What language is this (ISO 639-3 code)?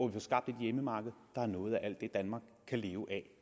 dan